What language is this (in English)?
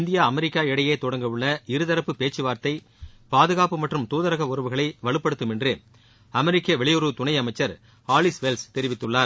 Tamil